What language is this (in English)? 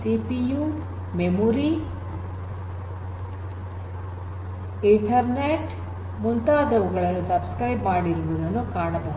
Kannada